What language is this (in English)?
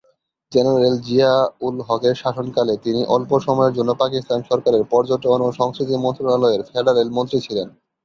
Bangla